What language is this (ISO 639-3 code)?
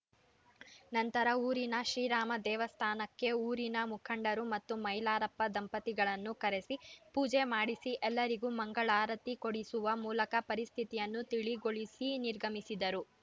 kan